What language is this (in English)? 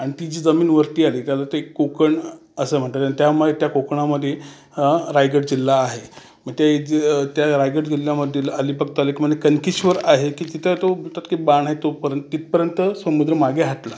Marathi